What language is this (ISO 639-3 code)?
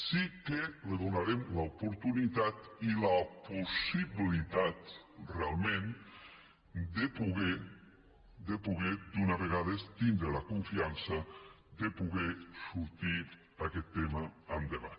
cat